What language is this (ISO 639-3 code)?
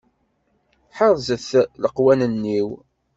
kab